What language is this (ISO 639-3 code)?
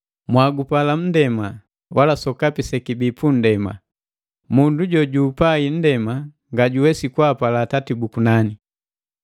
mgv